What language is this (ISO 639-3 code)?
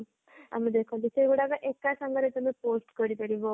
ori